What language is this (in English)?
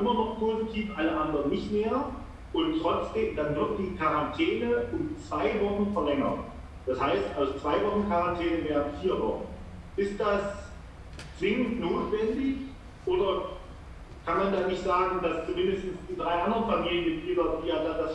German